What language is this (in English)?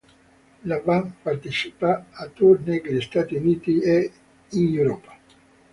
Italian